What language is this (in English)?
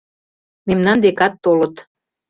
Mari